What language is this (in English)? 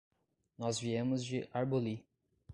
Portuguese